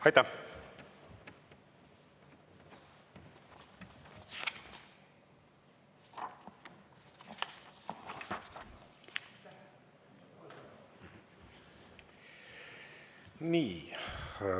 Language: Estonian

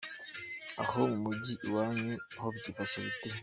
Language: Kinyarwanda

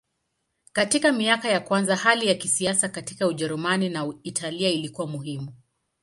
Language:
Swahili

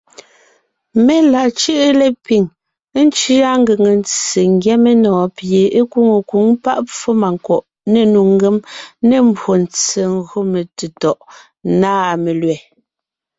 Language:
Ngiemboon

